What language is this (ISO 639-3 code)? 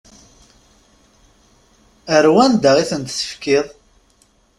kab